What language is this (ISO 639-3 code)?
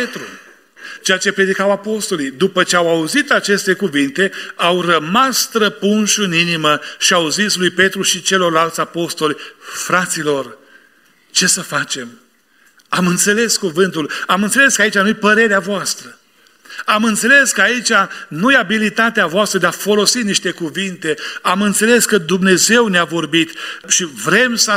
ron